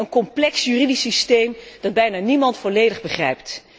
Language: Dutch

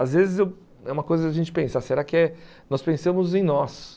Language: Portuguese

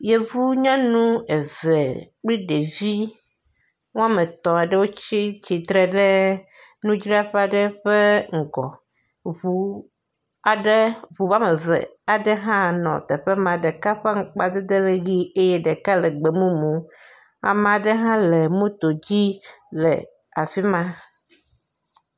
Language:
Ewe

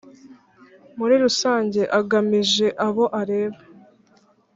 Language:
Kinyarwanda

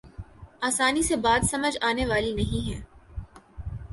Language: Urdu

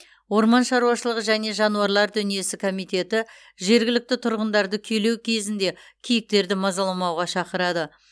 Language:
Kazakh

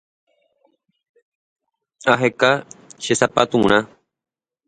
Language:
Guarani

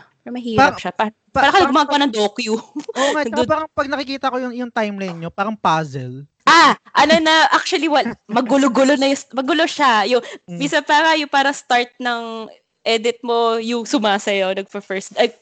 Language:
Filipino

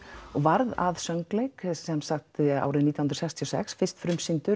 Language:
Icelandic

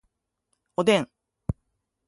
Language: Japanese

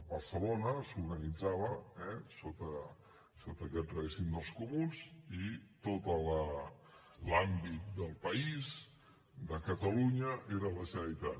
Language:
Catalan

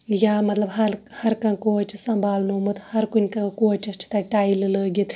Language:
Kashmiri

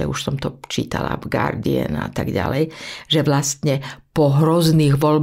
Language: Slovak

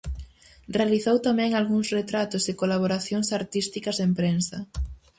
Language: Galician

